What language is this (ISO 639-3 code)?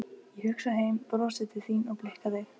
isl